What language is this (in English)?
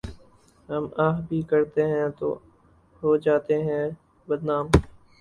Urdu